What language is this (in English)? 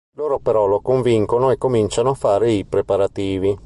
Italian